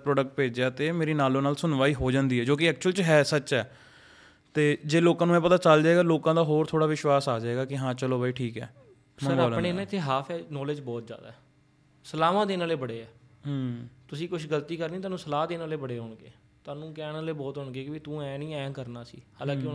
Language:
Punjabi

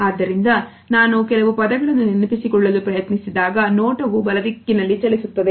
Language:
Kannada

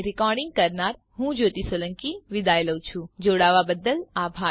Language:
Gujarati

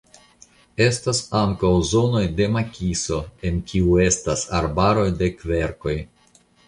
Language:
Esperanto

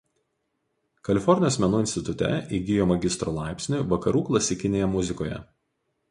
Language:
Lithuanian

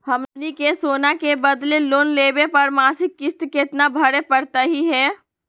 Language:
Magahi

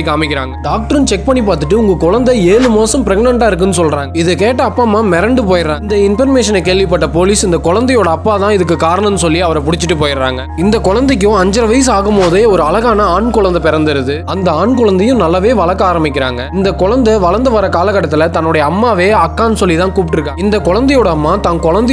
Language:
Romanian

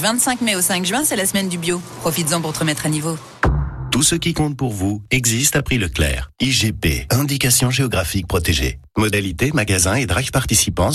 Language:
French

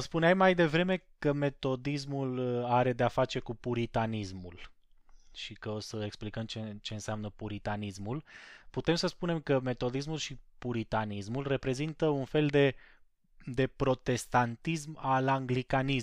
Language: Romanian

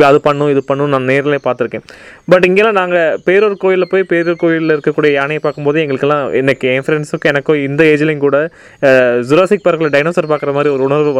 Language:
Tamil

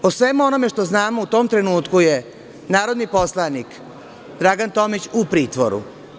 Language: Serbian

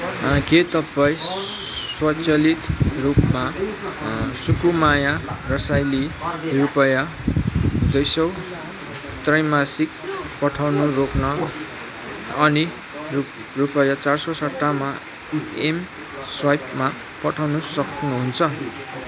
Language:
Nepali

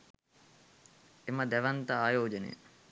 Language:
Sinhala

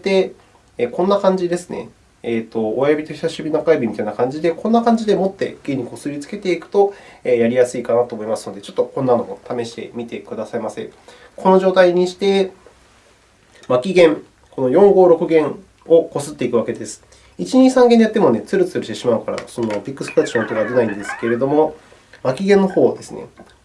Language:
Japanese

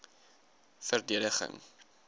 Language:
Afrikaans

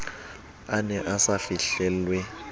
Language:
Southern Sotho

